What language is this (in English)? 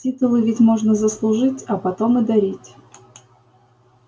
Russian